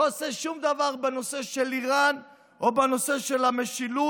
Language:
Hebrew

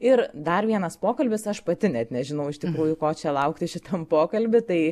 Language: Lithuanian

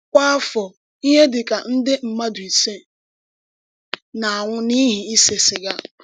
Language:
Igbo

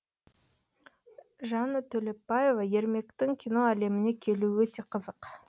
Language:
Kazakh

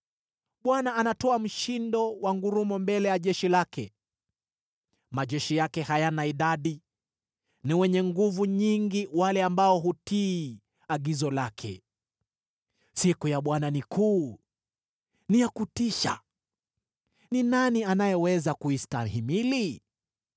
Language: Swahili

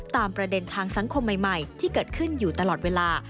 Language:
Thai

